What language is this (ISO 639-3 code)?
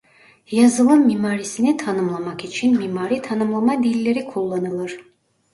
tur